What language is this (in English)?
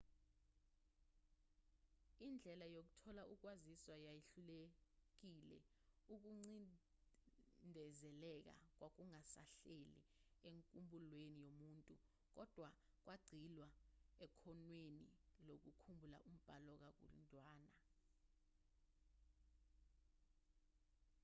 Zulu